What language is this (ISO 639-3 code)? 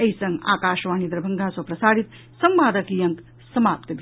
mai